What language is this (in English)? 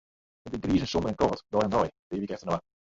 Western Frisian